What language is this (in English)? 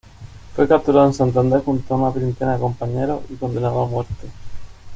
Spanish